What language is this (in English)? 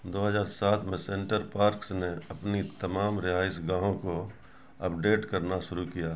Urdu